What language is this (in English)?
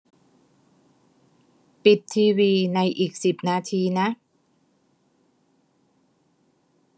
Thai